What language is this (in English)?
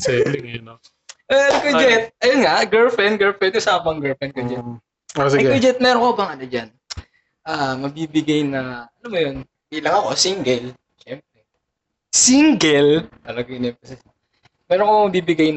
Filipino